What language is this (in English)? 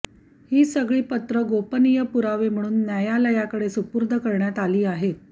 Marathi